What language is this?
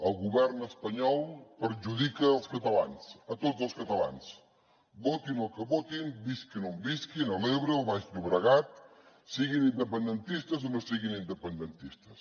Catalan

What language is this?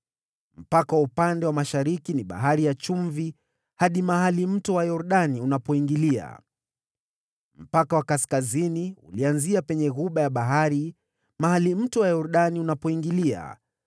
Swahili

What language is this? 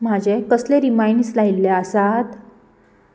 Konkani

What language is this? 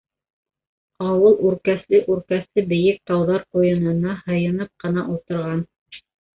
Bashkir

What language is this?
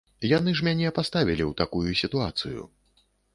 Belarusian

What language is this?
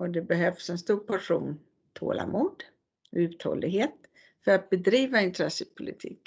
Swedish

